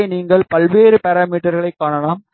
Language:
Tamil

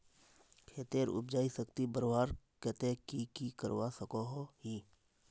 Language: Magahi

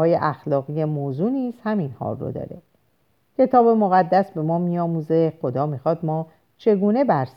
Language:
Persian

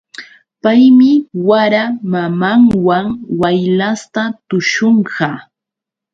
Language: Yauyos Quechua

